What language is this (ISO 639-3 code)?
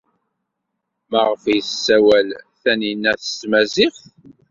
kab